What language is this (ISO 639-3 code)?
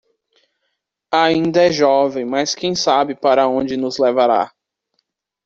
por